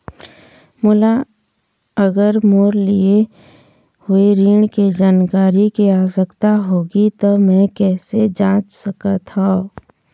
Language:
Chhattisgarhi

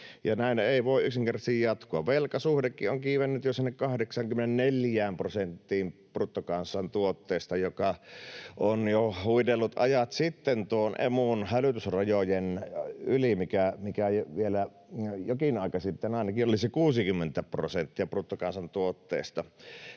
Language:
Finnish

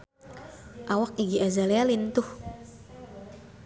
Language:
Sundanese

